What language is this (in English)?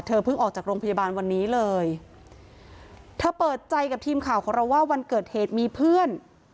Thai